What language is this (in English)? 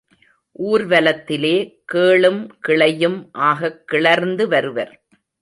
Tamil